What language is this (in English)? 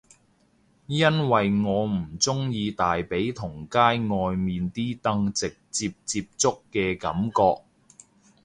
Cantonese